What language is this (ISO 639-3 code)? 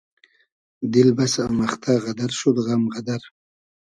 haz